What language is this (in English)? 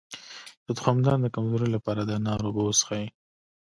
Pashto